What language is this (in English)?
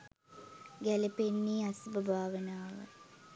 Sinhala